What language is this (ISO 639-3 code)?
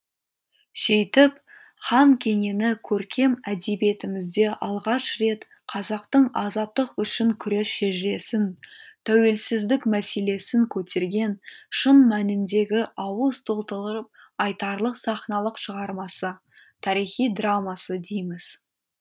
kaz